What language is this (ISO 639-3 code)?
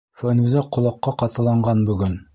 bak